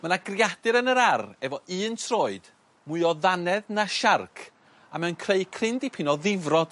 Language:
Welsh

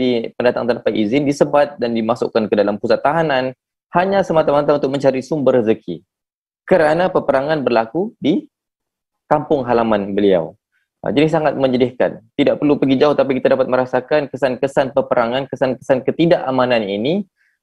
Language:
Malay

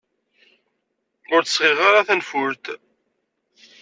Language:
Kabyle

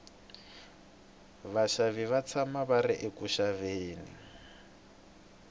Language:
Tsonga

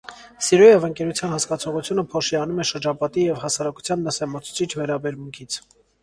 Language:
Armenian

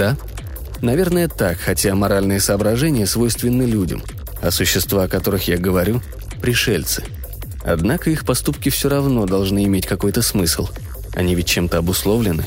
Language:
Russian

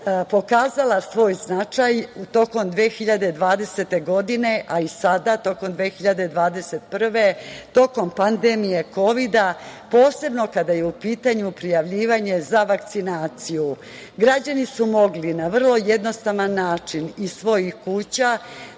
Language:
Serbian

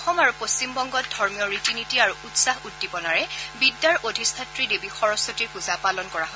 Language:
Assamese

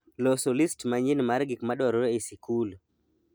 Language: Luo (Kenya and Tanzania)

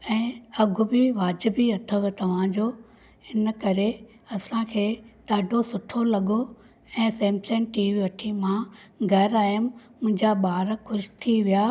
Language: Sindhi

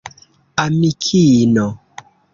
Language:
Esperanto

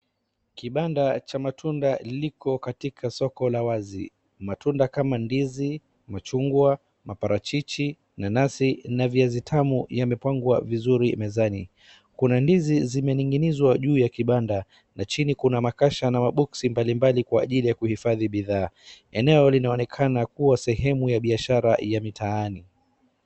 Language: Swahili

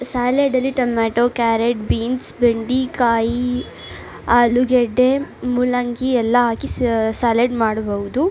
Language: Kannada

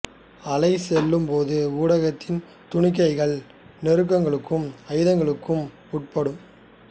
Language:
Tamil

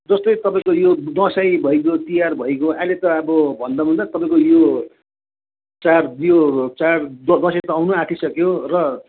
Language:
Nepali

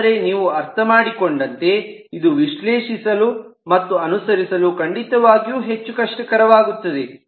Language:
Kannada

